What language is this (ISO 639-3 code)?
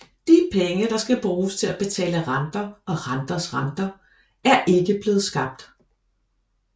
dan